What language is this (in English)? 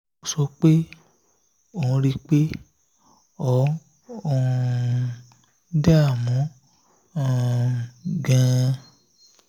Yoruba